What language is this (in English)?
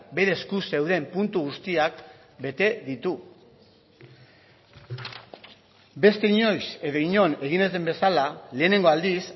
Basque